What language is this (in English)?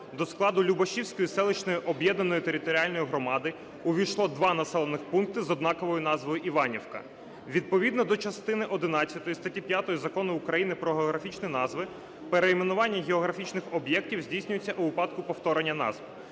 Ukrainian